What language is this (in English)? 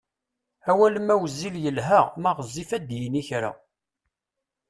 Kabyle